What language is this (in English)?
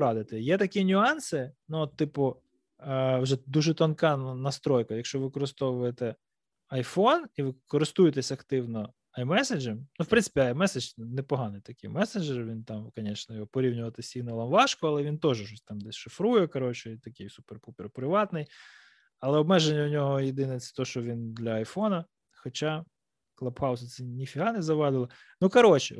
Ukrainian